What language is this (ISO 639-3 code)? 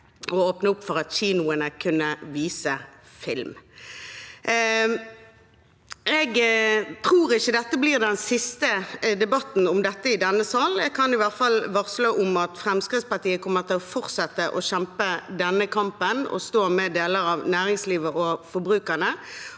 nor